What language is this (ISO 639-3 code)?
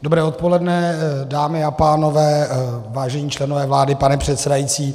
ces